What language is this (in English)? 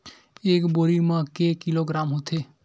Chhattisgarhi